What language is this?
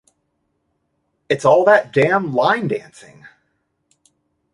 English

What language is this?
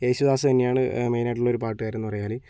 Malayalam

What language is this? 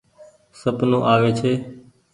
Goaria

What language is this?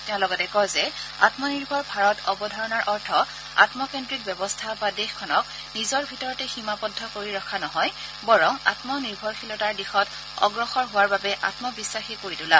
Assamese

